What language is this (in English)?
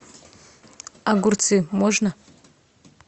Russian